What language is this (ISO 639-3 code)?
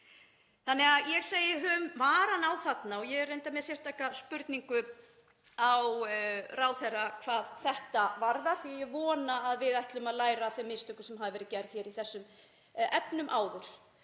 isl